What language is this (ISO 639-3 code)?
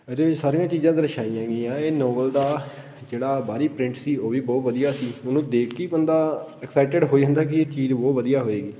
pan